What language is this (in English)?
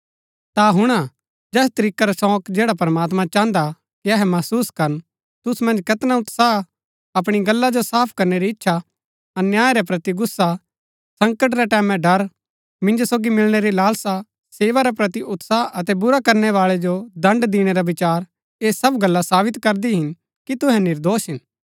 Gaddi